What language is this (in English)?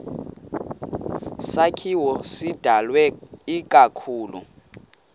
Xhosa